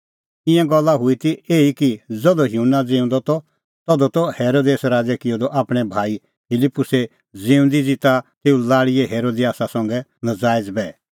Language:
Kullu Pahari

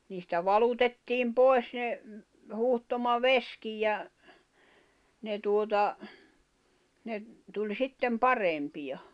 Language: Finnish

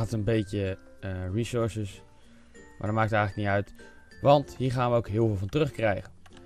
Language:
Dutch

